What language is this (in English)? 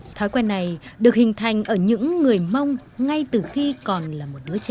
Vietnamese